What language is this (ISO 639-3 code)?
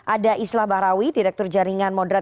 ind